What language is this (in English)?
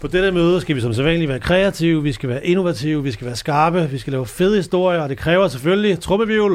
Danish